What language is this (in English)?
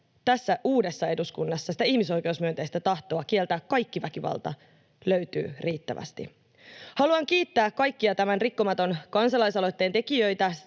Finnish